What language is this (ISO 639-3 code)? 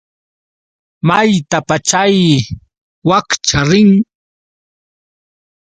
qux